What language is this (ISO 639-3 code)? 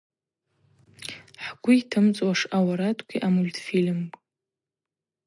abq